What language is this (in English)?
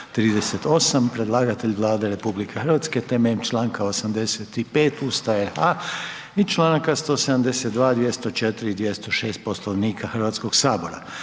Croatian